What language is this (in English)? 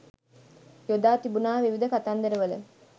Sinhala